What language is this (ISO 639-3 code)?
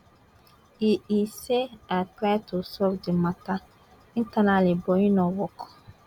pcm